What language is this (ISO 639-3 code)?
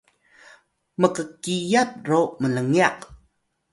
tay